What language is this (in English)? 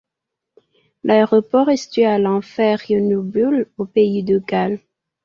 French